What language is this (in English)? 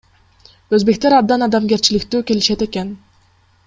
Kyrgyz